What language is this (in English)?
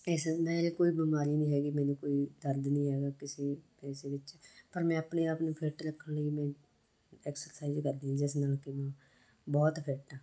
Punjabi